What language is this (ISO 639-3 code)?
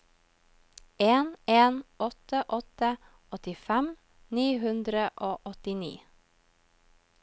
nor